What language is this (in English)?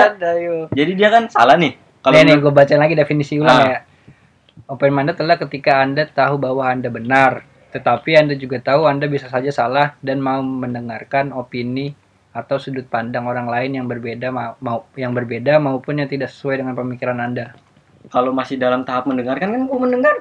Indonesian